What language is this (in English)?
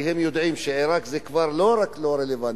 Hebrew